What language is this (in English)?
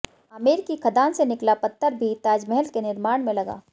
Hindi